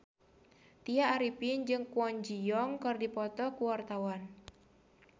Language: Sundanese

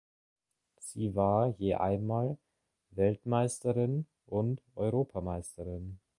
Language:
German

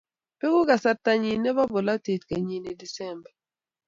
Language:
Kalenjin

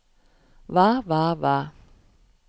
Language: Norwegian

